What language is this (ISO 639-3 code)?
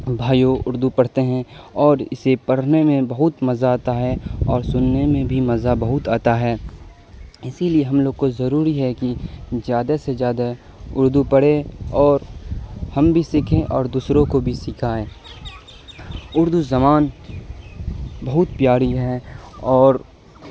urd